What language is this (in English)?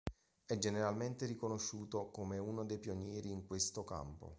Italian